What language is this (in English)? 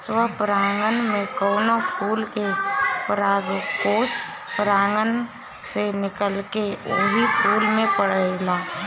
Bhojpuri